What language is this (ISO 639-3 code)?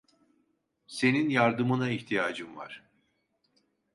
tur